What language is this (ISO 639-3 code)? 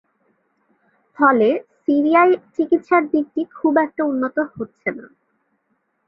ben